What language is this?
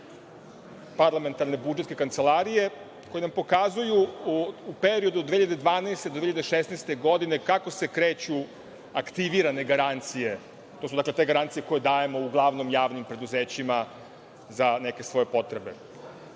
Serbian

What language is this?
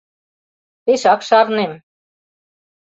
Mari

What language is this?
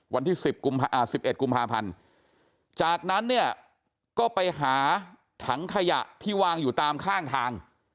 Thai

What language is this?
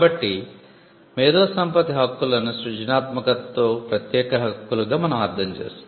Telugu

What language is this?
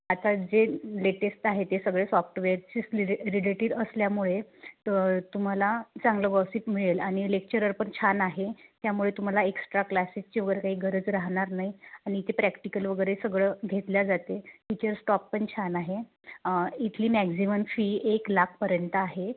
Marathi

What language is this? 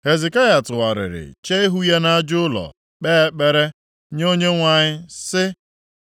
Igbo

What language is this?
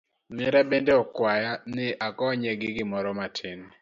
Luo (Kenya and Tanzania)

